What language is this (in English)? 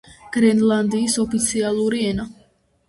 Georgian